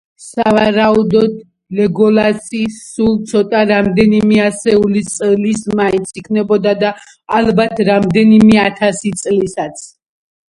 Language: Georgian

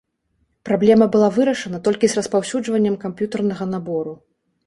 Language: Belarusian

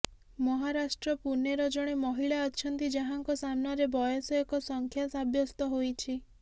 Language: Odia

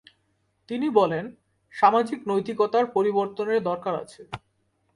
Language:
Bangla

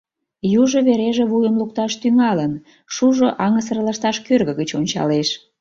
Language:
Mari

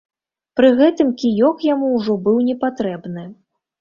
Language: Belarusian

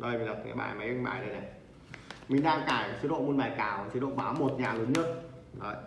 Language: Vietnamese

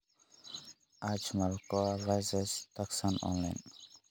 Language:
Somali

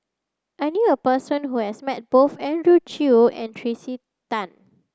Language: English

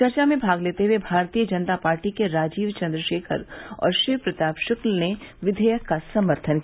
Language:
Hindi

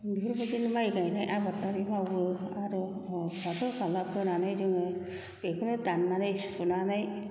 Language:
Bodo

